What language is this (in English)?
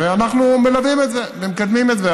Hebrew